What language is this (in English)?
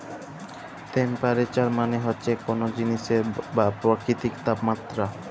Bangla